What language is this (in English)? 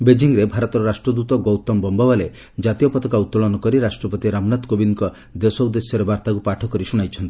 Odia